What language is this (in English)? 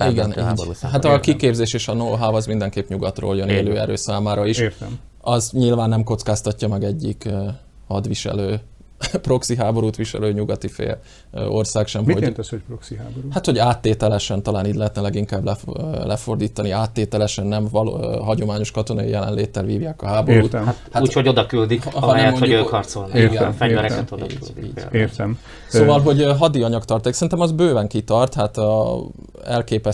Hungarian